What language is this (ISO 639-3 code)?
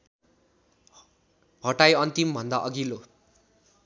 nep